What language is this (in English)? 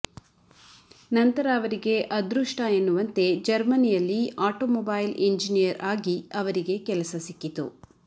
Kannada